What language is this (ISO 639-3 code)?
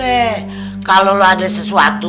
ind